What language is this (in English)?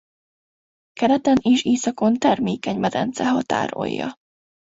Hungarian